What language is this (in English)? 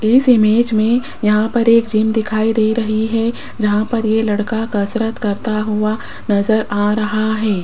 Hindi